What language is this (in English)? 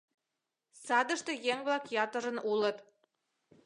Mari